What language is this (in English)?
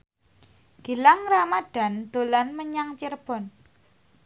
Javanese